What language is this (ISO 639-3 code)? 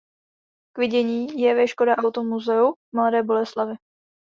ces